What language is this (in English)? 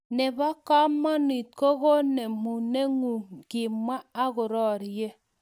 Kalenjin